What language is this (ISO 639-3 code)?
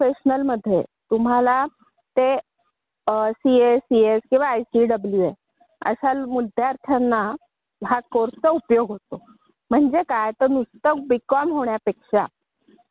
mar